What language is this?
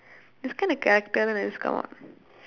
English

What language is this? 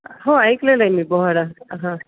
Marathi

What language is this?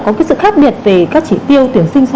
Vietnamese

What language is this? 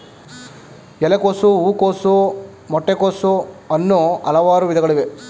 Kannada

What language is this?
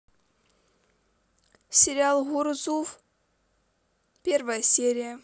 Russian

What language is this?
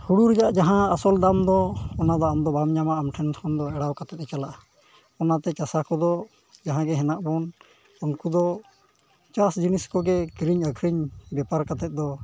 Santali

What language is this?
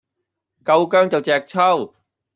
Cantonese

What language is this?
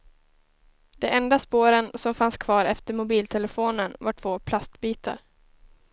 Swedish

